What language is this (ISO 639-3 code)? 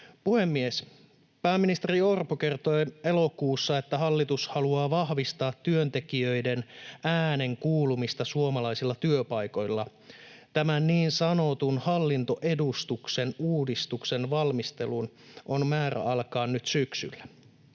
fin